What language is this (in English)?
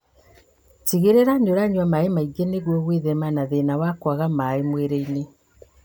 Kikuyu